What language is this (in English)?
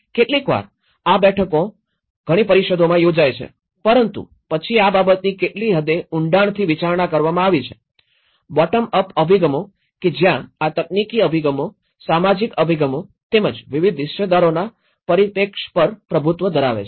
Gujarati